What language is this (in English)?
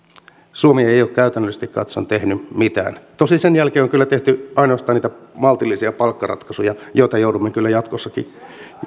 Finnish